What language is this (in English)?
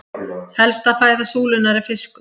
Icelandic